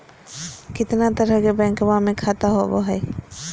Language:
Magahi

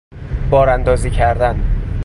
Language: Persian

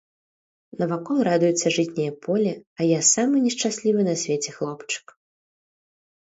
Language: Belarusian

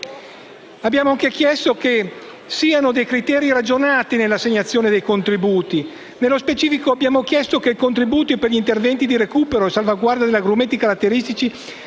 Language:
Italian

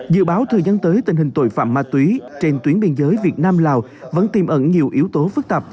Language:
Vietnamese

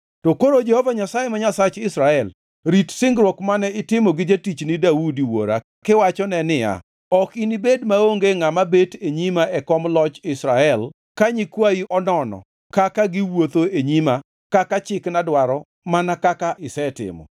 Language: Luo (Kenya and Tanzania)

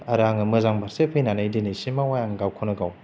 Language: Bodo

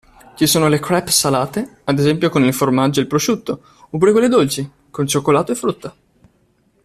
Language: Italian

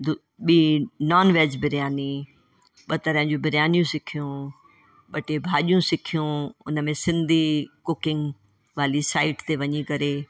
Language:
Sindhi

